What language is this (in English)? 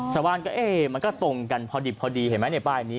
Thai